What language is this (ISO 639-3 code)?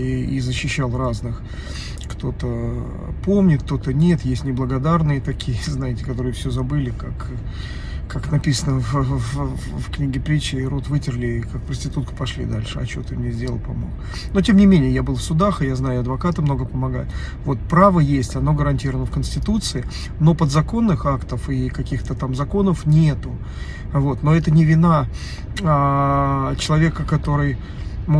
rus